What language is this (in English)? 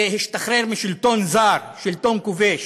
Hebrew